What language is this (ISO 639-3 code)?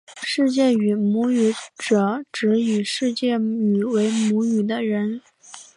zho